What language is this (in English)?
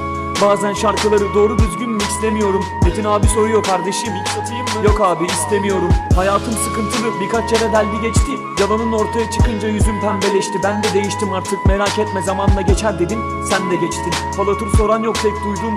Turkish